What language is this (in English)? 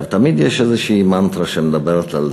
Hebrew